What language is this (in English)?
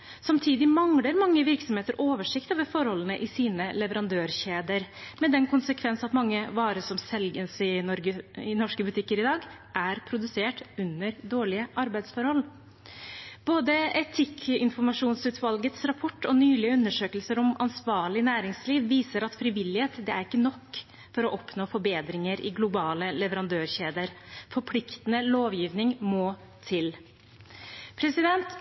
Norwegian Bokmål